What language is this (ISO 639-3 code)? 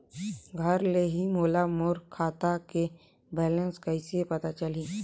hne